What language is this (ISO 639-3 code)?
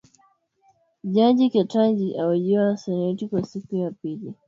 swa